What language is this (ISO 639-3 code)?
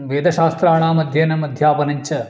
san